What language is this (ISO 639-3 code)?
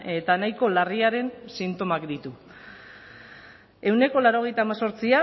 eus